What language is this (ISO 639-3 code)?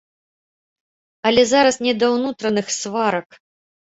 bel